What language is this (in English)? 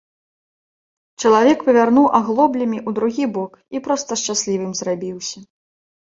Belarusian